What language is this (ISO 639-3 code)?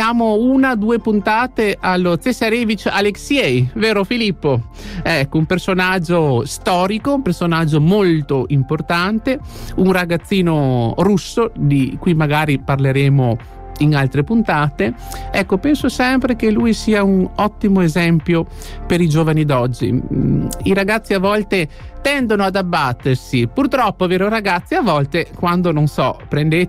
ita